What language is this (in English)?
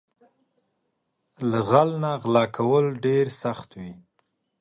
Pashto